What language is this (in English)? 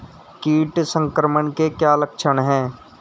Hindi